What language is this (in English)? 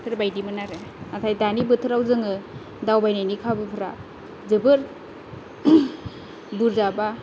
Bodo